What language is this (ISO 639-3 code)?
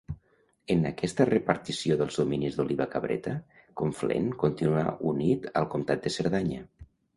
cat